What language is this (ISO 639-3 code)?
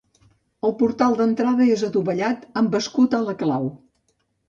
cat